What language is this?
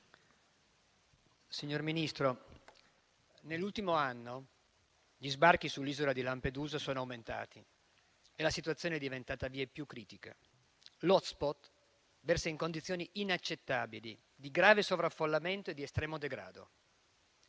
Italian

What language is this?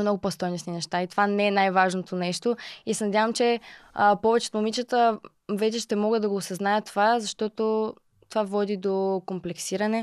Bulgarian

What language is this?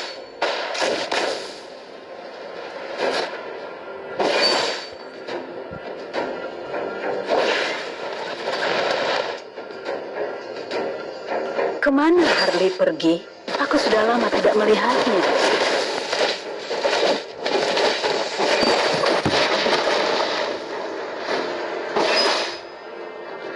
Indonesian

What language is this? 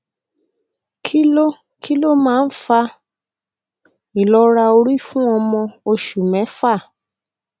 Yoruba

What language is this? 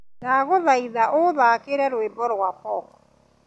Kikuyu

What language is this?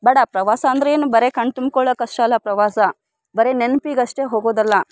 Kannada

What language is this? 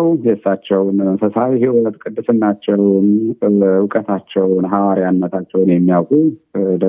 Amharic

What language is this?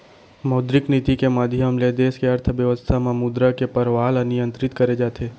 Chhattisgarhi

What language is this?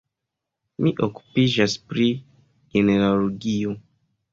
Esperanto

